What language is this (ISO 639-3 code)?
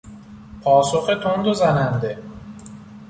fas